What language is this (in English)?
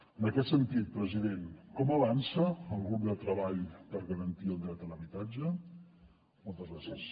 Catalan